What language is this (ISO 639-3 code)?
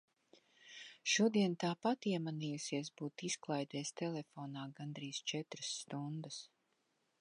lav